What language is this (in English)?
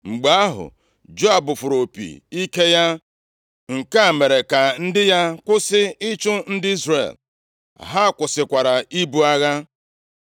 Igbo